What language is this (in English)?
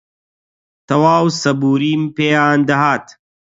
Central Kurdish